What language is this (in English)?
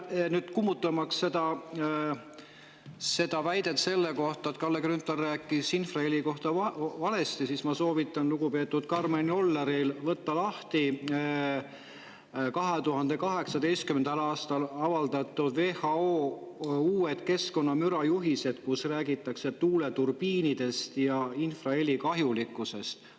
Estonian